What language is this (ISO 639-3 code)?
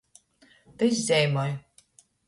ltg